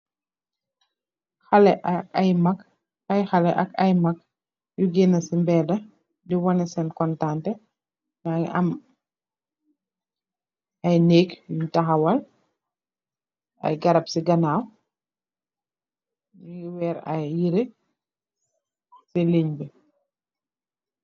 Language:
Wolof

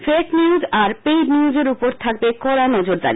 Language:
Bangla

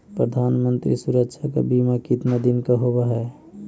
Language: Magahi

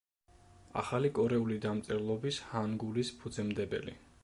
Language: Georgian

